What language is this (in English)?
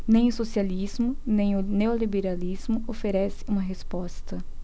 Portuguese